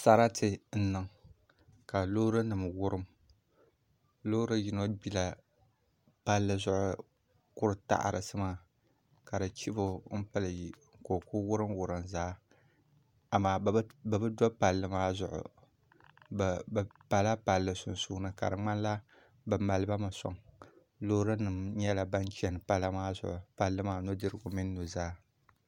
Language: Dagbani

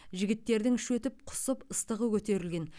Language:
Kazakh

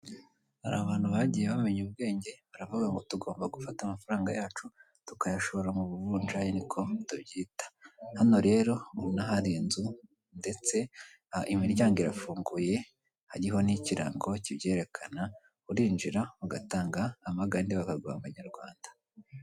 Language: Kinyarwanda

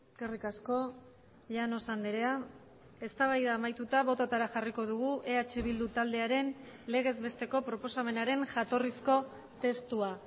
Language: Basque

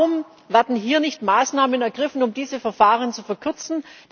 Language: German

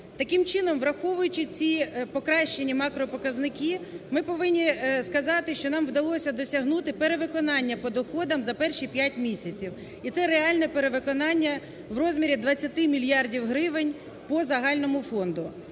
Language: Ukrainian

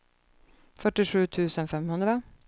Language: Swedish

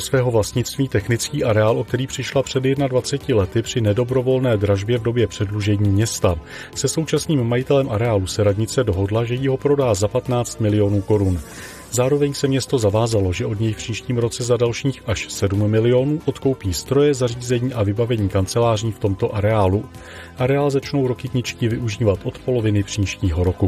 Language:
Czech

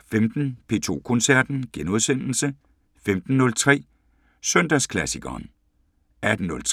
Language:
Danish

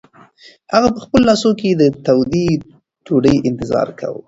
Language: Pashto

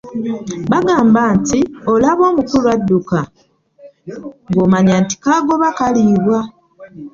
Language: Ganda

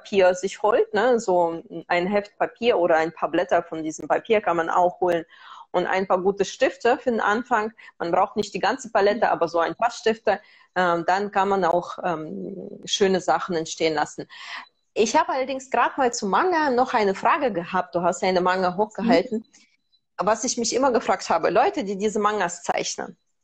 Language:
German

